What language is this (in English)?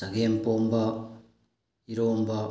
Manipuri